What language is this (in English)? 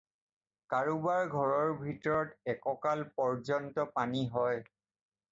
Assamese